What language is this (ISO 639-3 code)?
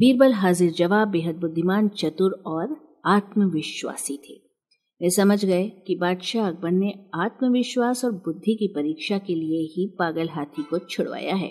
hin